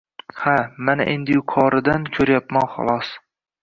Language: Uzbek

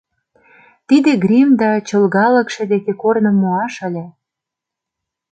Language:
Mari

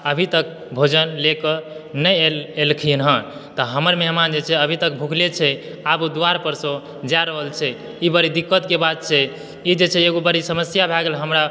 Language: Maithili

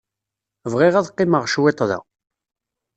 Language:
Kabyle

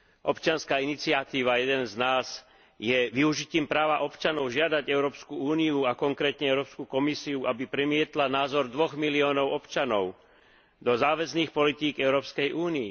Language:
Slovak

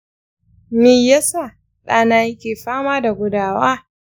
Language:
Hausa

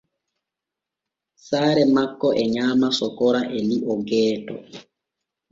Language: Borgu Fulfulde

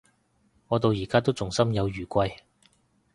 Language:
Cantonese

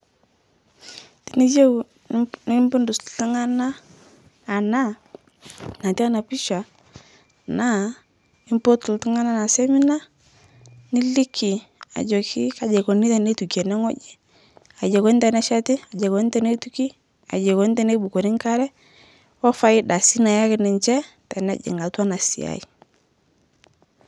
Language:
Masai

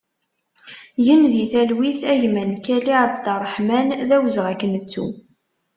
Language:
Kabyle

